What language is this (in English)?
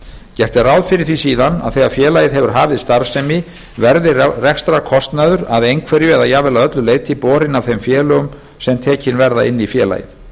Icelandic